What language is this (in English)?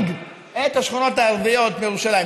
Hebrew